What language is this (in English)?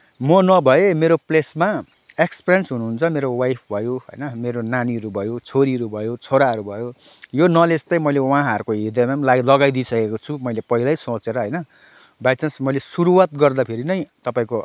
Nepali